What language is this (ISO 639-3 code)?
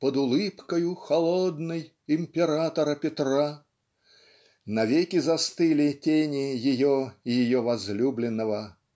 rus